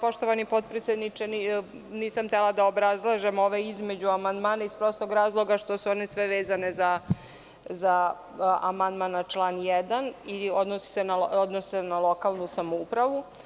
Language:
Serbian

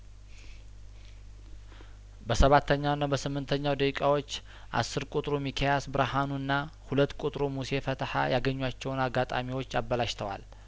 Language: Amharic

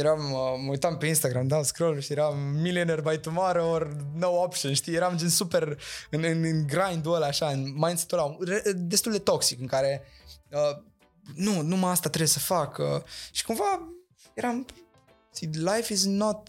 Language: Romanian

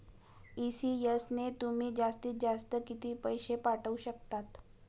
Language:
Marathi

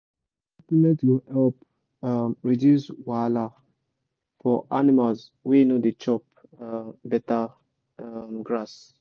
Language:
Nigerian Pidgin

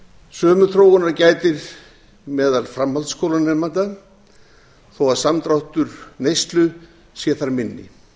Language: Icelandic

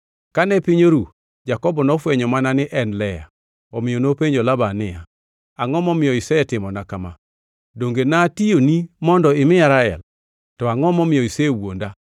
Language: Luo (Kenya and Tanzania)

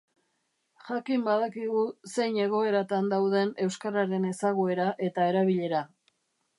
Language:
Basque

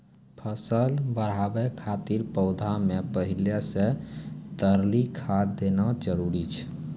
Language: Maithili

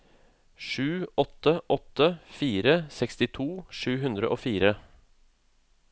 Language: Norwegian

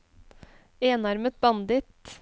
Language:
Norwegian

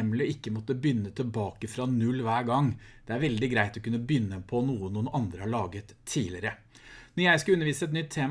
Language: Norwegian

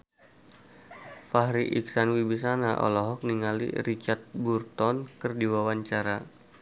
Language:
Sundanese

